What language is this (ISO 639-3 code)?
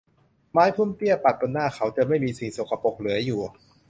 tha